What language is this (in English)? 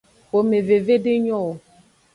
Aja (Benin)